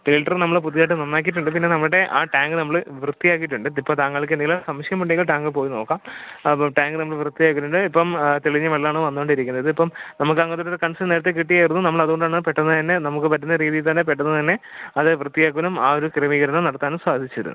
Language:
Malayalam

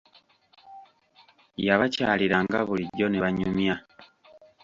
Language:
Ganda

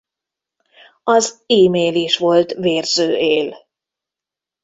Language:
Hungarian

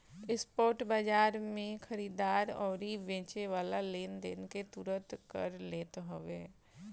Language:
Bhojpuri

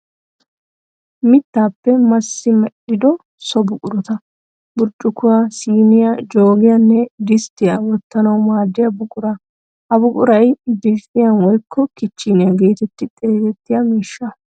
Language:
Wolaytta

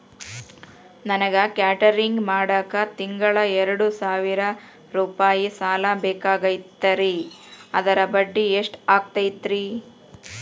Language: Kannada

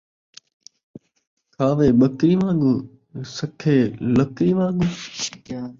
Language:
Saraiki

